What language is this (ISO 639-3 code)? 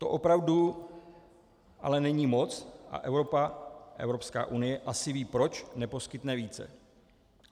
ces